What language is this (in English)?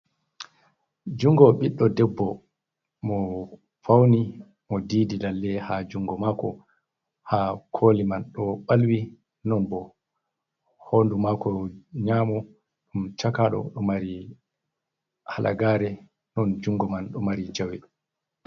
Fula